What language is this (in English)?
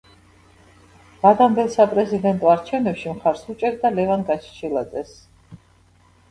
Georgian